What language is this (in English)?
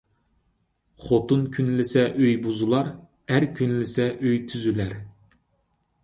Uyghur